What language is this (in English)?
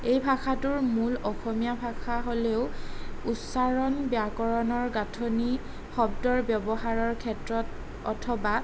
Assamese